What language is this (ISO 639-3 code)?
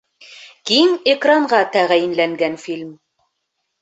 bak